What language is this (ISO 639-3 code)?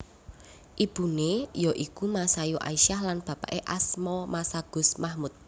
jav